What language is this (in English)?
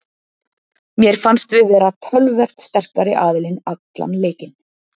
Icelandic